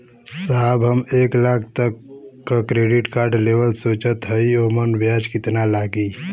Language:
Bhojpuri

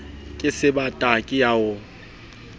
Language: Southern Sotho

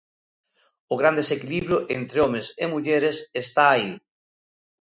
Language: Galician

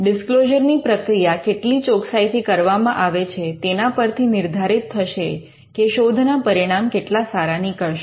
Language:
Gujarati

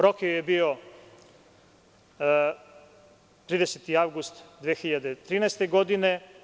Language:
Serbian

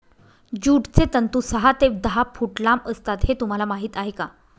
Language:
Marathi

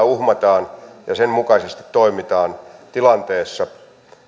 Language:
Finnish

